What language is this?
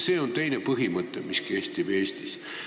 Estonian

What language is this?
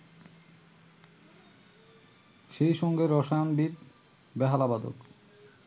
Bangla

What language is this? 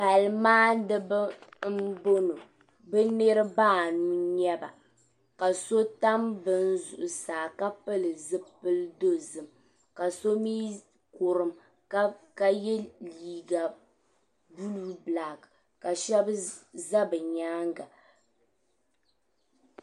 Dagbani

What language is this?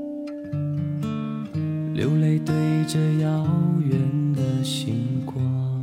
Chinese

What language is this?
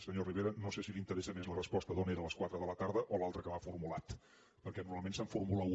Catalan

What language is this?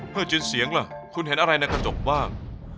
Thai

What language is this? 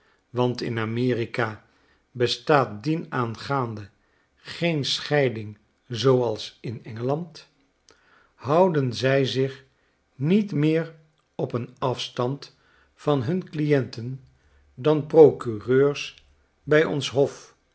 Dutch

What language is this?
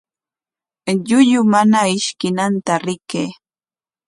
Corongo Ancash Quechua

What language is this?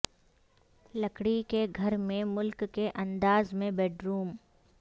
Urdu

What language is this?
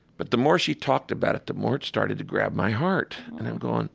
English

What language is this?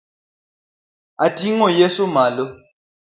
Luo (Kenya and Tanzania)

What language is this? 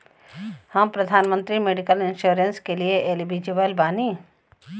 Bhojpuri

